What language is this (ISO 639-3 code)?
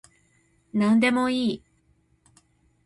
jpn